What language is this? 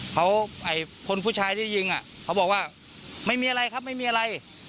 Thai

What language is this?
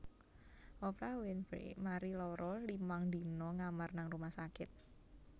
Javanese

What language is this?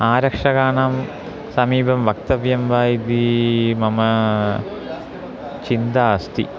Sanskrit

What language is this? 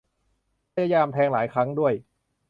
Thai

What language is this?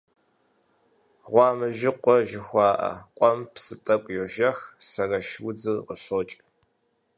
Kabardian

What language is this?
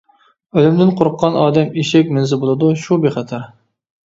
Uyghur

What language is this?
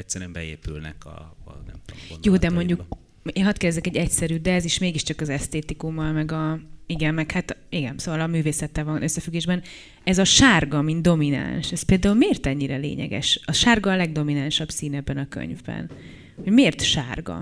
Hungarian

